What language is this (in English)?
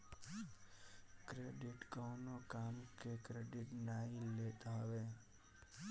Bhojpuri